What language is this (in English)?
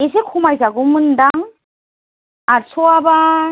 Bodo